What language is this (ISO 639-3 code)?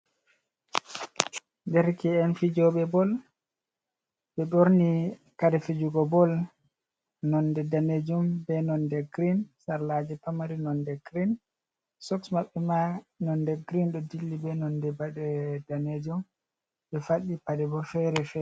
ful